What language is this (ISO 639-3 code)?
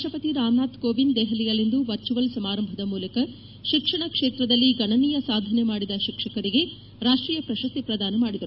kan